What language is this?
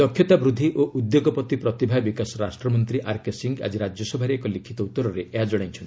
Odia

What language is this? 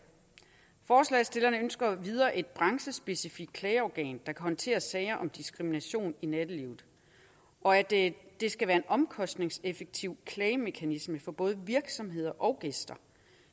Danish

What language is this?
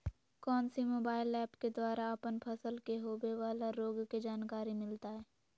Magahi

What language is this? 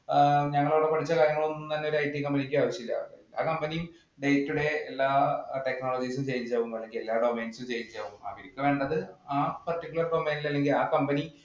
Malayalam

